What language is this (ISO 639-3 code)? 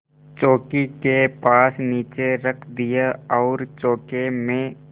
hin